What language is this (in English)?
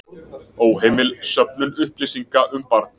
Icelandic